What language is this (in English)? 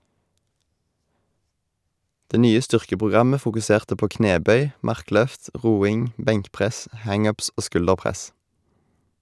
Norwegian